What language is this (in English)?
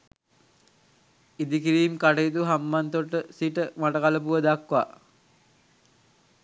Sinhala